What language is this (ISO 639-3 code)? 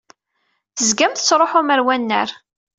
kab